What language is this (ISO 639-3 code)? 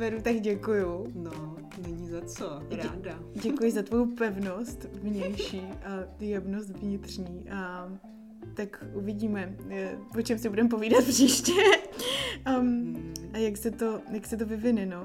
ces